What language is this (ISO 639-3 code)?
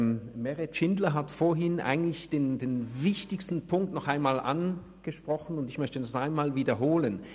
gsw